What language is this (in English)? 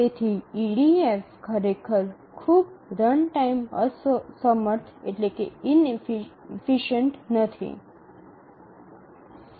Gujarati